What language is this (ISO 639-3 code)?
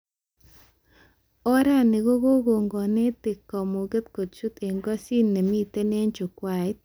kln